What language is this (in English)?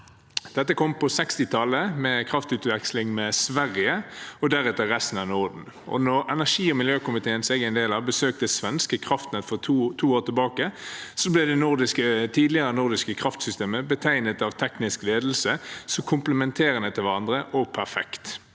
Norwegian